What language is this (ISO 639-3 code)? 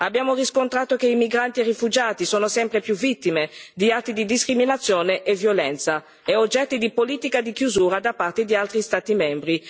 ita